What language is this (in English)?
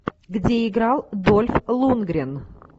Russian